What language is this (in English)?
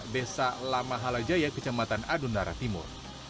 Indonesian